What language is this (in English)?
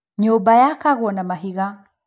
Kikuyu